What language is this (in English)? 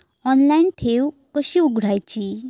Marathi